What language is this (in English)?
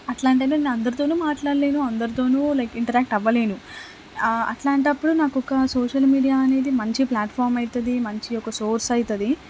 Telugu